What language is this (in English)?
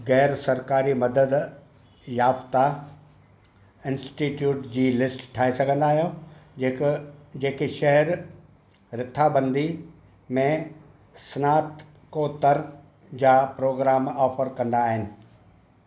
Sindhi